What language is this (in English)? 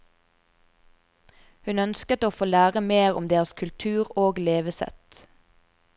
Norwegian